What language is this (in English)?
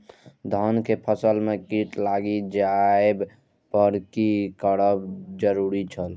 Maithili